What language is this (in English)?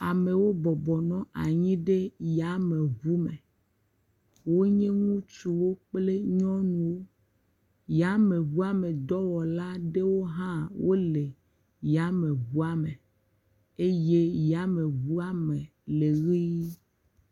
Ewe